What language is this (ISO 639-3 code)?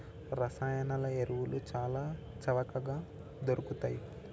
tel